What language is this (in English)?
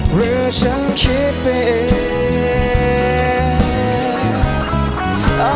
Thai